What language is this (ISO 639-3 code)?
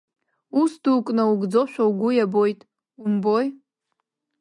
abk